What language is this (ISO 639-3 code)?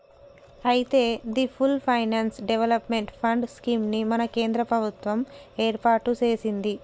tel